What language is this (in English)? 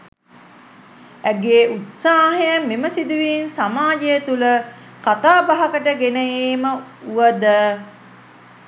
Sinhala